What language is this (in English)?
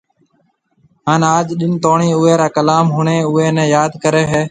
Marwari (Pakistan)